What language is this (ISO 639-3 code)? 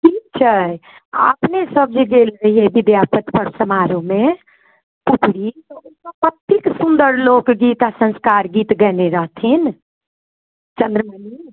mai